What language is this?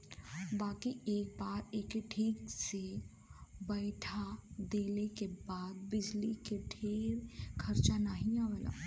Bhojpuri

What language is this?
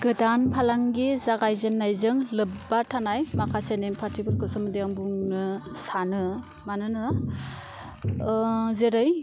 Bodo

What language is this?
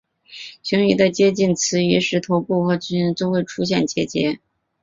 Chinese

